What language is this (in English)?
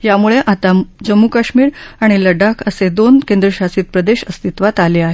Marathi